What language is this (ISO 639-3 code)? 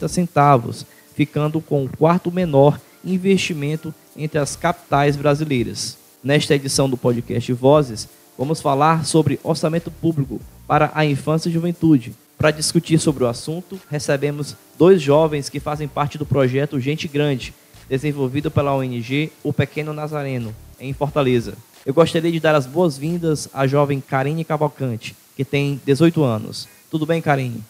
por